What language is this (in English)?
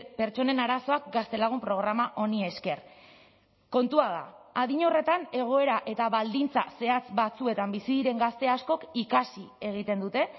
Basque